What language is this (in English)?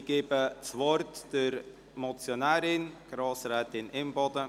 Swiss German